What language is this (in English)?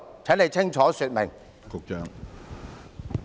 Cantonese